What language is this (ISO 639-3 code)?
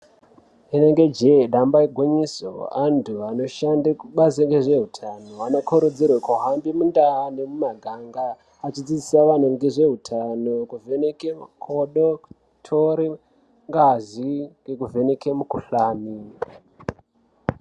ndc